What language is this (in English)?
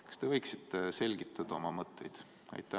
Estonian